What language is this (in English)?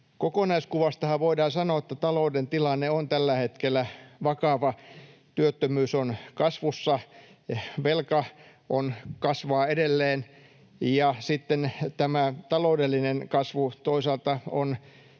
Finnish